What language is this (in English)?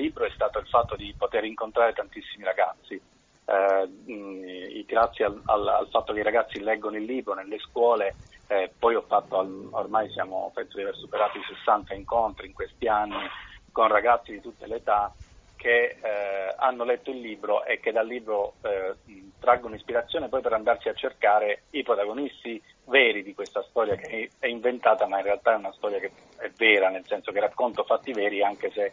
Italian